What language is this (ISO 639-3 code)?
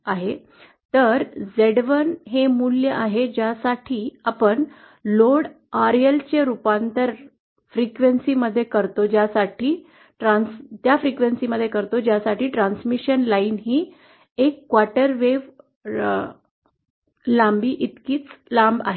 mar